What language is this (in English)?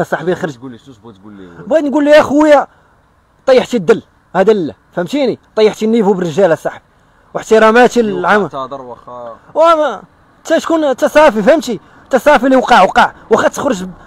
Arabic